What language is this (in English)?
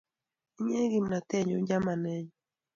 Kalenjin